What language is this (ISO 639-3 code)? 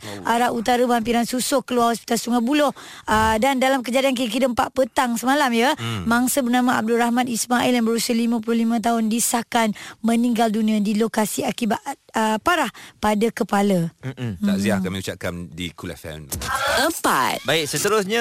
msa